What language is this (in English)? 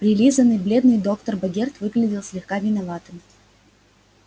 Russian